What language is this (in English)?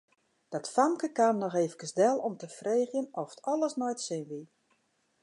Western Frisian